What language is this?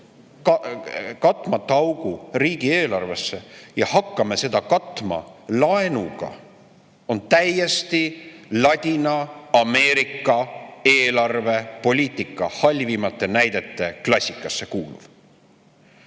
Estonian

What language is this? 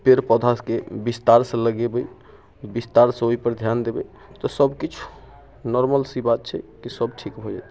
Maithili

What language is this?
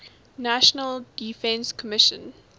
English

